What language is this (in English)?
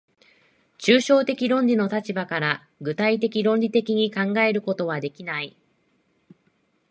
Japanese